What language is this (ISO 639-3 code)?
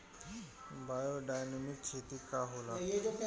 bho